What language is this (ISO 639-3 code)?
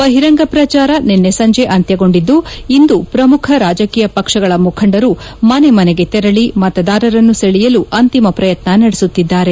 kan